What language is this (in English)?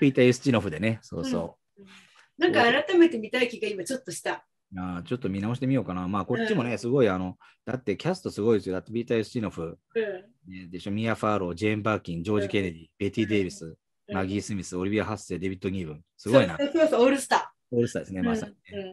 Japanese